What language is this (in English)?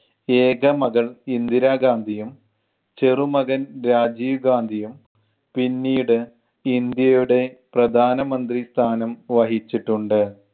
Malayalam